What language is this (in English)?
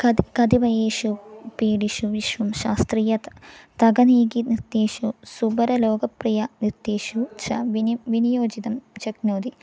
Sanskrit